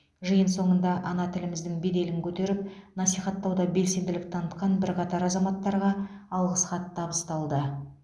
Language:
Kazakh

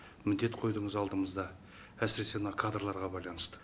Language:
Kazakh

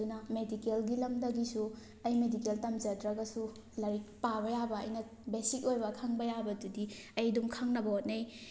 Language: Manipuri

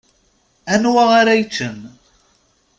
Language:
Kabyle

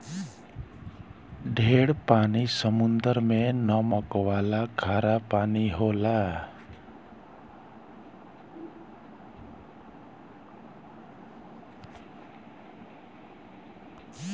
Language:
Bhojpuri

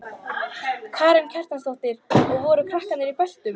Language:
Icelandic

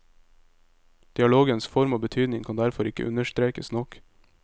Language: Norwegian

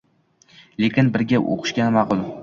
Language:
Uzbek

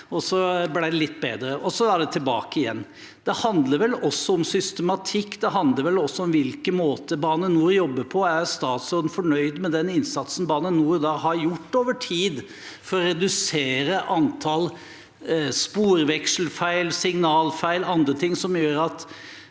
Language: Norwegian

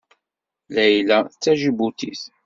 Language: Kabyle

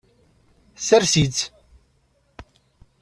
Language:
Kabyle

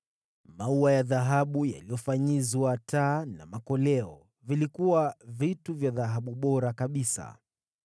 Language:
Swahili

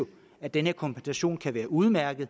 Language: Danish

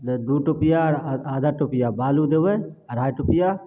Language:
Maithili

